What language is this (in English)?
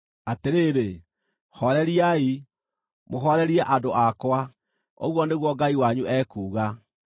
Kikuyu